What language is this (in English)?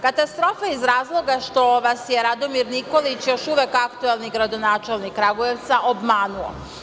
Serbian